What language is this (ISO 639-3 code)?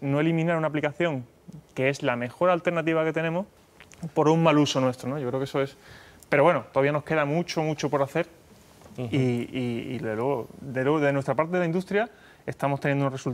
spa